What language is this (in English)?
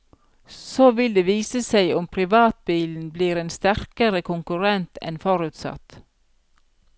Norwegian